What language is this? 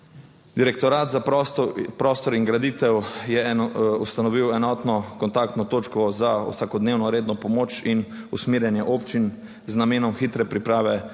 Slovenian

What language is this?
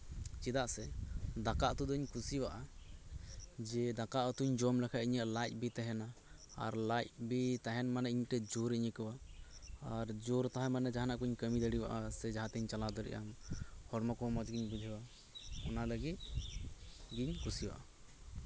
Santali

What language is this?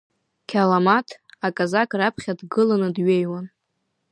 Abkhazian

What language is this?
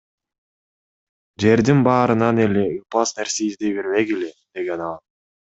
Kyrgyz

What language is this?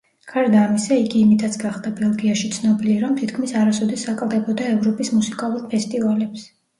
Georgian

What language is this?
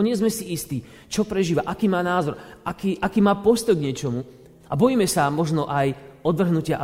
Slovak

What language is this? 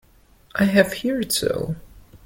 English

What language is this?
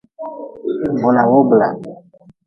Nawdm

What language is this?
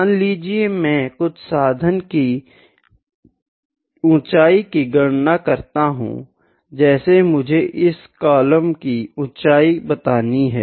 Hindi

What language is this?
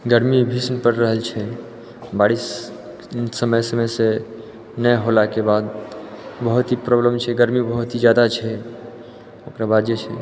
Maithili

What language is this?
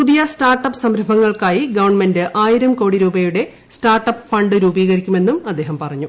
Malayalam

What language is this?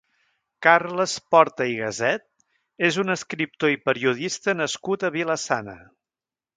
Catalan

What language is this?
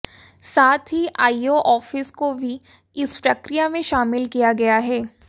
Hindi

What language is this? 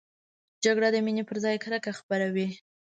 Pashto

